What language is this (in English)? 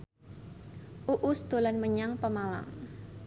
Javanese